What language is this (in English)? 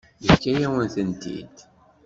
Kabyle